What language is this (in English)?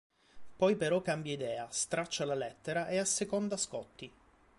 Italian